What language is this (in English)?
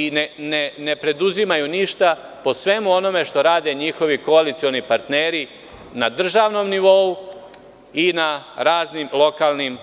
Serbian